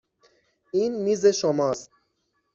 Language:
Persian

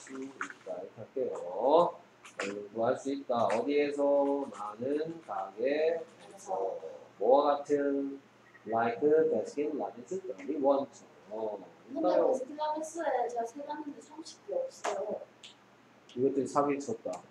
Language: Korean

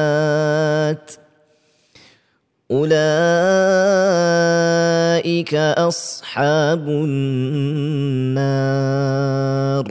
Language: Malay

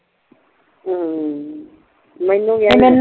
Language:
Punjabi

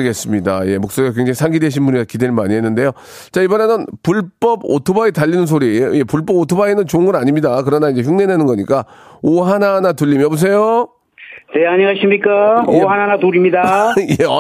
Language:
Korean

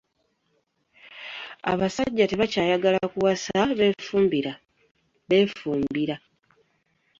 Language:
Ganda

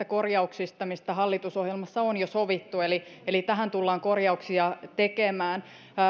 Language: Finnish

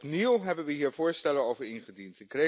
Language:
Dutch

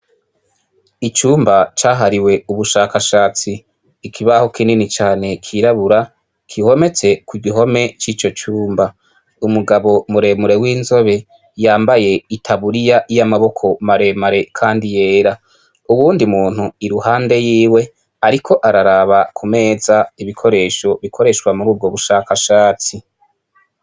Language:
Rundi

